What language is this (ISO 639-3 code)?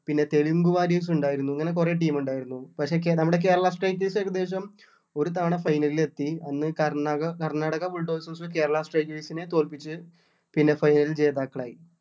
mal